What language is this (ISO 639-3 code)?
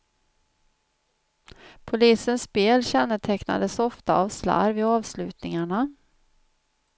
swe